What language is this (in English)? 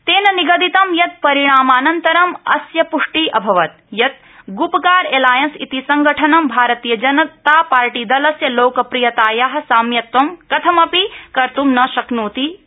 Sanskrit